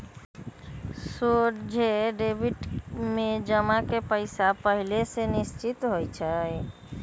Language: Magahi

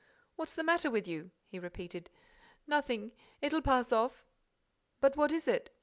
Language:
English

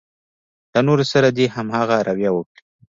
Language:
Pashto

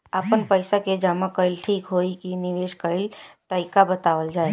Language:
Bhojpuri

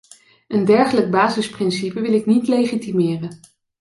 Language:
Dutch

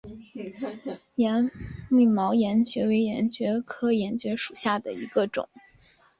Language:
Chinese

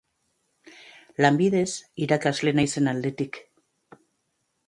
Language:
Basque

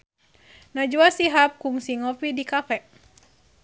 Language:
Sundanese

